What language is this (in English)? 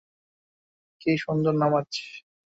Bangla